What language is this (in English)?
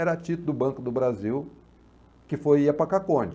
Portuguese